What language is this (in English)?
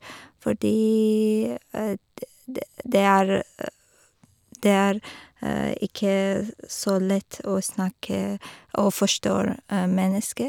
Norwegian